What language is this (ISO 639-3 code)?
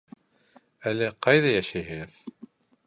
bak